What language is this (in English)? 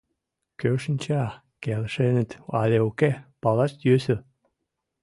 Mari